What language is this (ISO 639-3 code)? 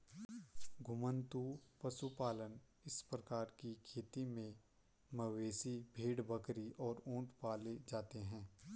hin